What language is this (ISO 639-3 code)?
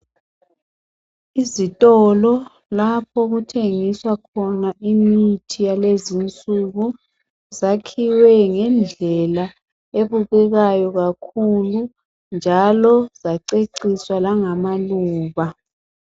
nde